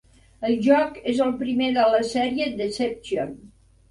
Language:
Catalan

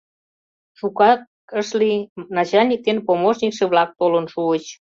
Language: Mari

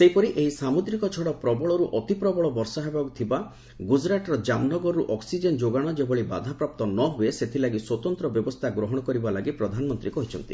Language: Odia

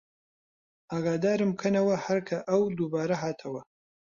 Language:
Central Kurdish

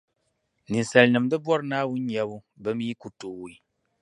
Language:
Dagbani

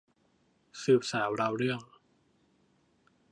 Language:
Thai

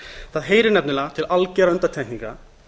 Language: Icelandic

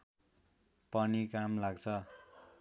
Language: Nepali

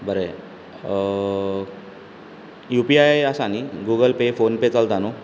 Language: Konkani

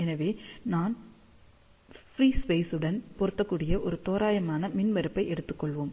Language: Tamil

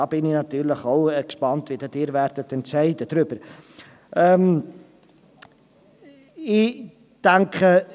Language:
Swiss German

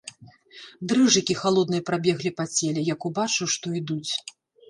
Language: Belarusian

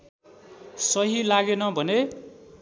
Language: Nepali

